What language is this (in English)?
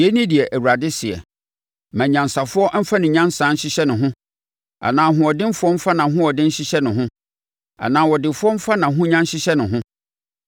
Akan